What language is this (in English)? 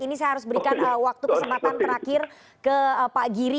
Indonesian